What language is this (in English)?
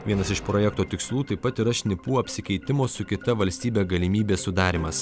Lithuanian